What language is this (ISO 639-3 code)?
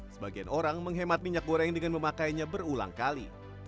ind